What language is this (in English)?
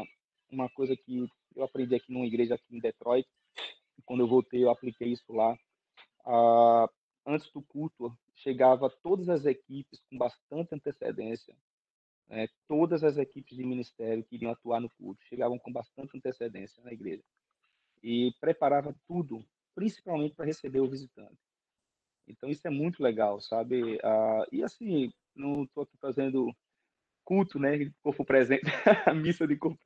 Portuguese